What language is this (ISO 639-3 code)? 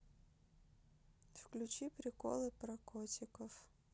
rus